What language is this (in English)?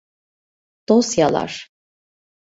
Turkish